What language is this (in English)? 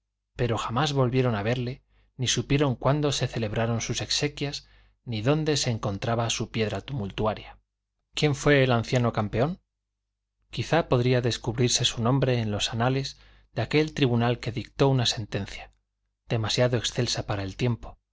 Spanish